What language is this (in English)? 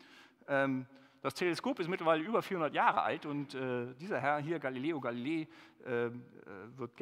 German